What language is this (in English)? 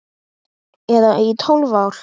Icelandic